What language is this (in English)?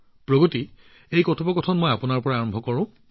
Assamese